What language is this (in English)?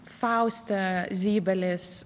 Lithuanian